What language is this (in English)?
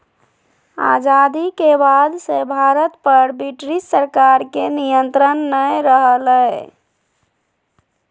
Magahi